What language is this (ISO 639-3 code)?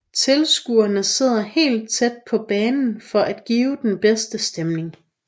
dan